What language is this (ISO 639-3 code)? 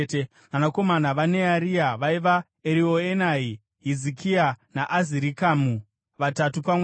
sna